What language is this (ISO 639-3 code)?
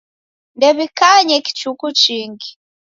dav